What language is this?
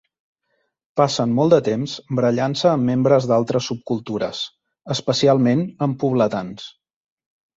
Catalan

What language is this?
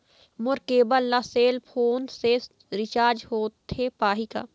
Chhattisgarhi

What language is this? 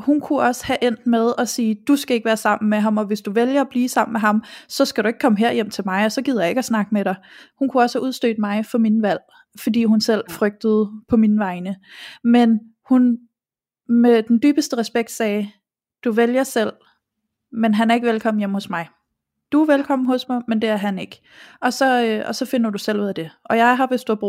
Danish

